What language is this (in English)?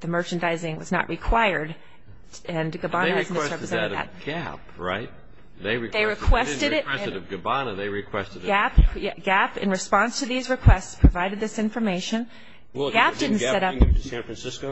English